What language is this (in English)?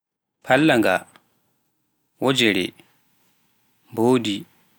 Pular